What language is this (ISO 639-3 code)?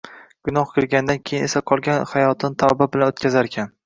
uzb